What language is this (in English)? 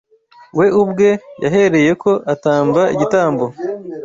Kinyarwanda